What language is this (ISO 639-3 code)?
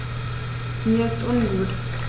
deu